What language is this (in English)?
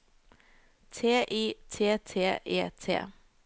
Norwegian